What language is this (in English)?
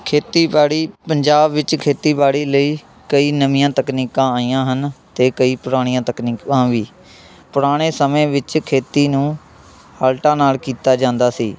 Punjabi